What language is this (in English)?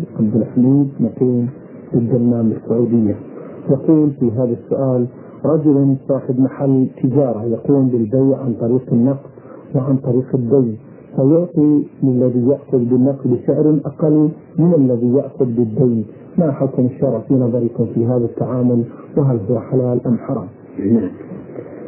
Arabic